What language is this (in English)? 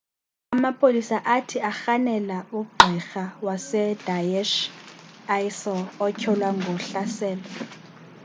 Xhosa